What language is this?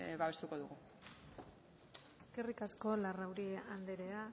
Basque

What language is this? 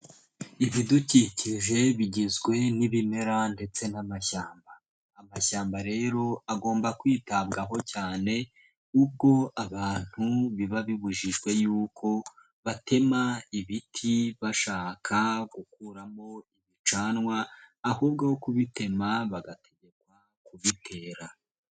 Kinyarwanda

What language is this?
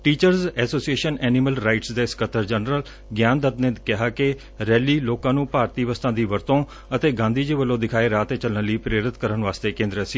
Punjabi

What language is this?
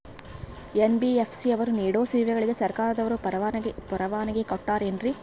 Kannada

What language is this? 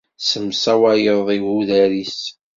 Kabyle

